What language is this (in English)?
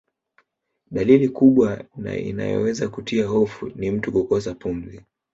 Swahili